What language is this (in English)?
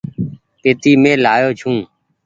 Goaria